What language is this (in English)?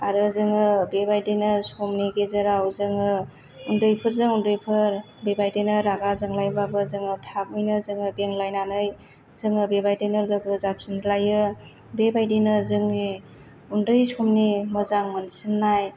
Bodo